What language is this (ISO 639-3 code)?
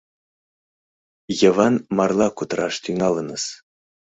chm